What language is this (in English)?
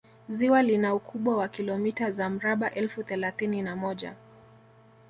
Swahili